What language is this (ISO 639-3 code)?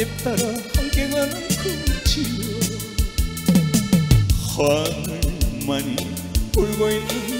kor